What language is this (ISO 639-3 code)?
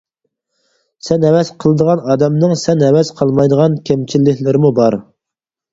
uig